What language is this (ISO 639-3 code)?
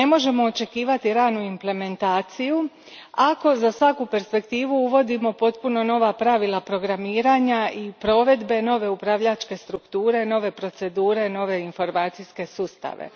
hrv